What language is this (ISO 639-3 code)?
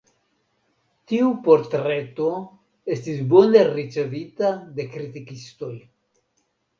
epo